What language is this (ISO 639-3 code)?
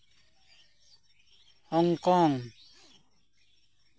sat